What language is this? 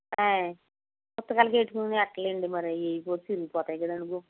Telugu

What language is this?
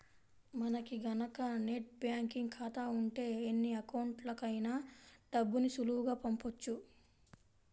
Telugu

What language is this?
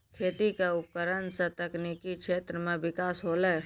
Maithili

